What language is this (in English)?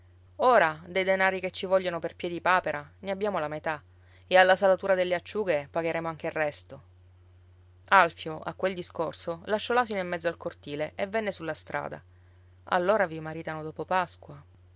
Italian